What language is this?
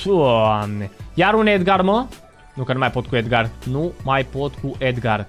Romanian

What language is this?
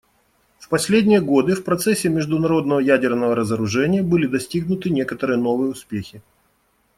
Russian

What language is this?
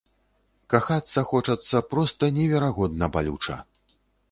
Belarusian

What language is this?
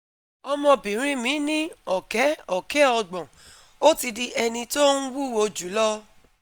Yoruba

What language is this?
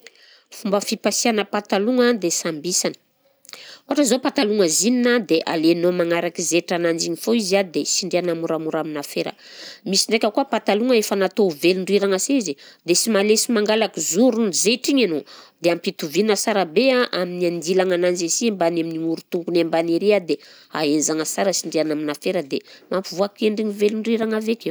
Southern Betsimisaraka Malagasy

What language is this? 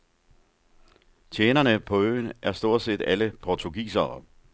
Danish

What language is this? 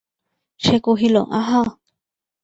Bangla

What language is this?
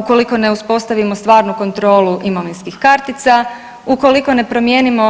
Croatian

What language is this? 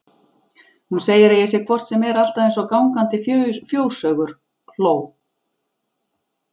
Icelandic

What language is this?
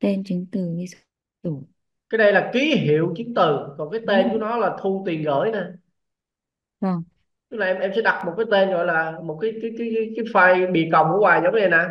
Vietnamese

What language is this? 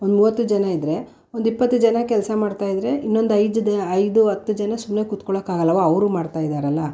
Kannada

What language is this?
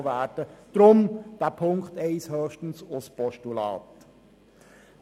Swiss German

